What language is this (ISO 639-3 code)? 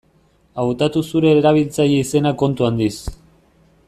eus